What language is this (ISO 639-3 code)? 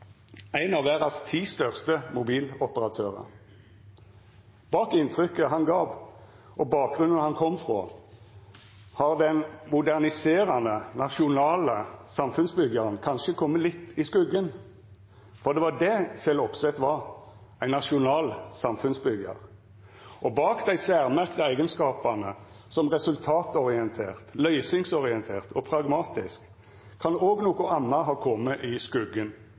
nno